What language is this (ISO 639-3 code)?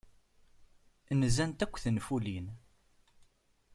kab